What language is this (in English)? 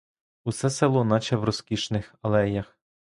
Ukrainian